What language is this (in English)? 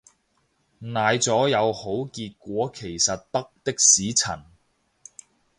Cantonese